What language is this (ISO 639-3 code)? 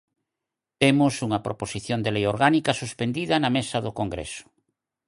glg